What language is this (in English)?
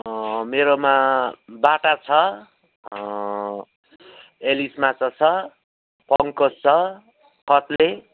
Nepali